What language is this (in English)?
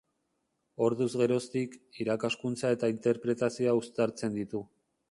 Basque